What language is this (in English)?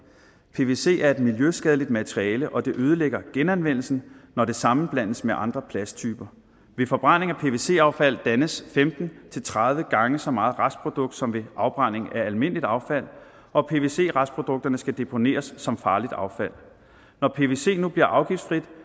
Danish